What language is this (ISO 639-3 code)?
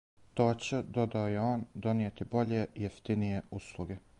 srp